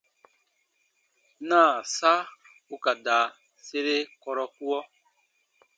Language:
Baatonum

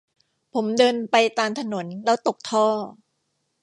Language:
Thai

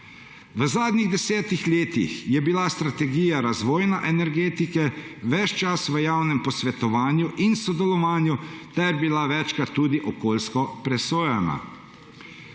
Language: Slovenian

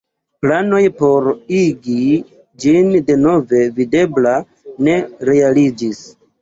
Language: Esperanto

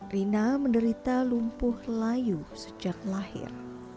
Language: Indonesian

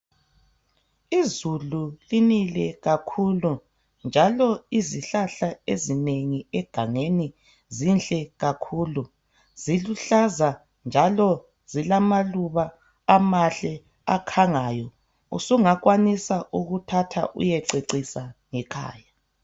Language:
North Ndebele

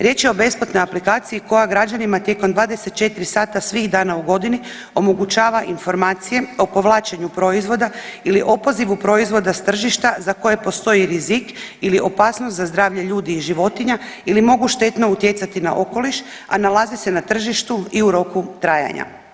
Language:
Croatian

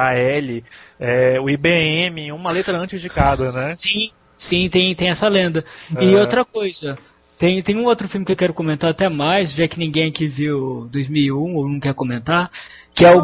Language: Portuguese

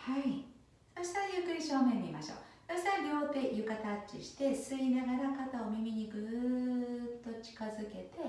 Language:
Japanese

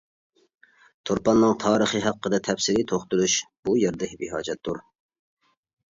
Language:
Uyghur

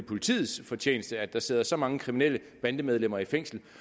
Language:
Danish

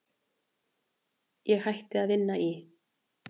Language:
Icelandic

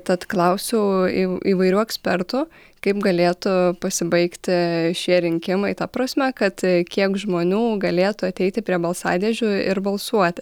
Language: Lithuanian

